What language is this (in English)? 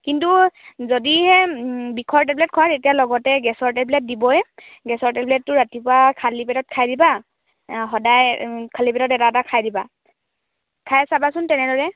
Assamese